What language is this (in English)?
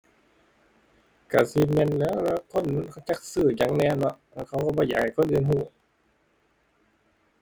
Thai